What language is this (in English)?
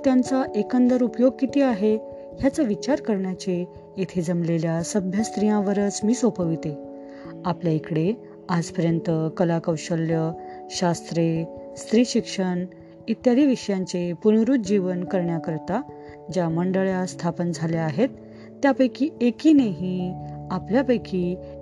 Marathi